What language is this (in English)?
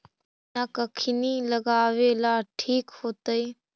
Magahi